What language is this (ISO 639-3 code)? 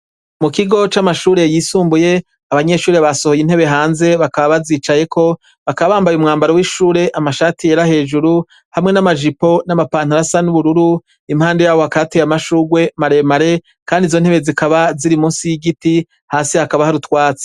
run